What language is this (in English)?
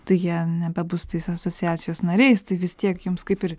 Lithuanian